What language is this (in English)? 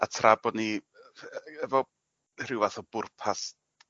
Welsh